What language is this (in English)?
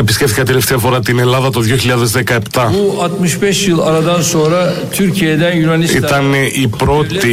Greek